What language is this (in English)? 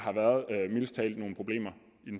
Danish